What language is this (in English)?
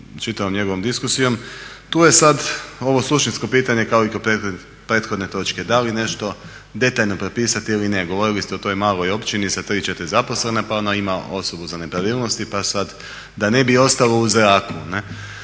Croatian